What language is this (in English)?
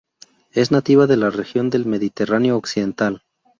Spanish